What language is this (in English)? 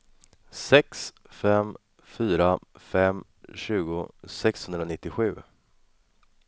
Swedish